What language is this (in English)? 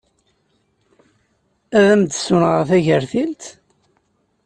Kabyle